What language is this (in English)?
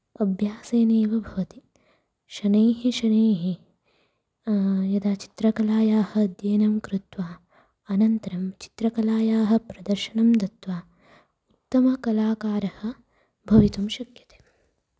Sanskrit